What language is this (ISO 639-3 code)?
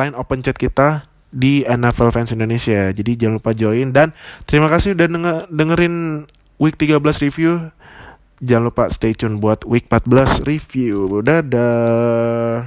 ind